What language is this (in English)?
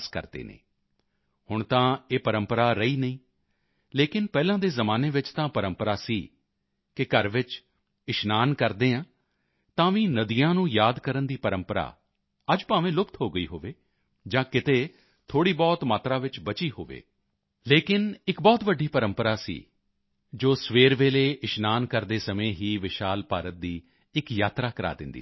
Punjabi